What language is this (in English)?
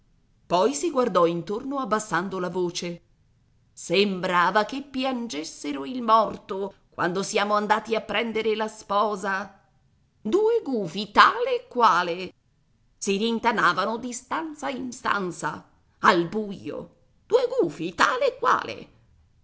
Italian